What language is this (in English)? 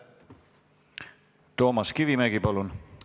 Estonian